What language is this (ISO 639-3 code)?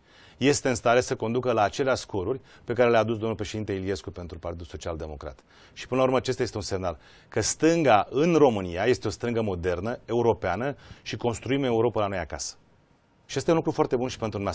ron